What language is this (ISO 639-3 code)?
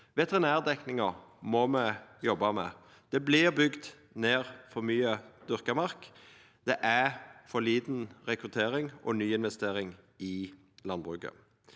nor